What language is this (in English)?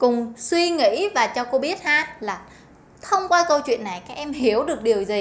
Vietnamese